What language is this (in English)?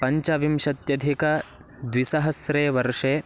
Sanskrit